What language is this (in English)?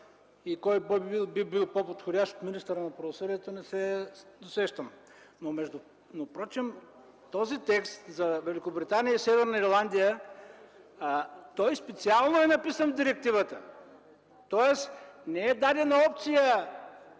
Bulgarian